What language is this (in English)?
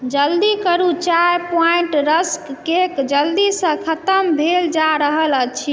Maithili